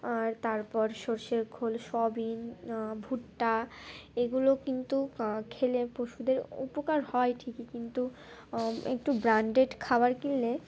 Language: Bangla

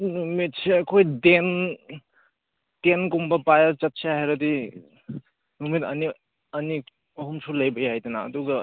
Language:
Manipuri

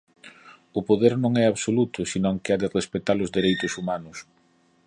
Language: Galician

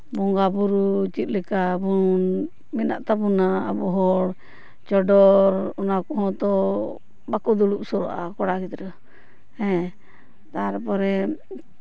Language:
Santali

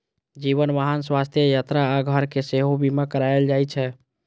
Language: Maithili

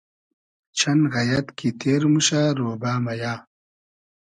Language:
Hazaragi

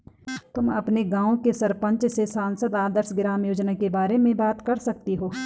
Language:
Hindi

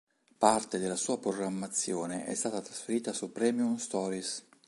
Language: Italian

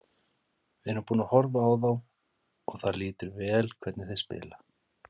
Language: Icelandic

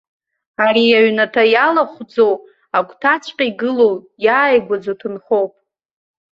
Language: Abkhazian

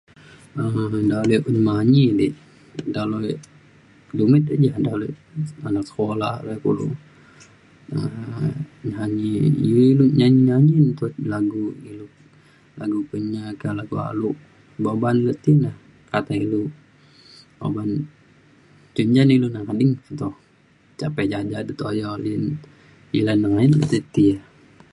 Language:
Mainstream Kenyah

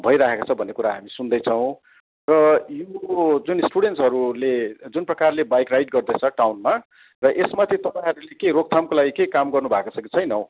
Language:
Nepali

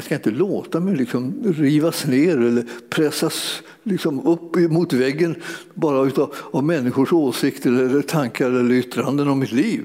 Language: Swedish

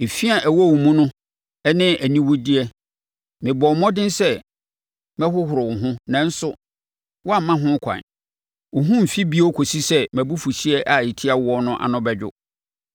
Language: Akan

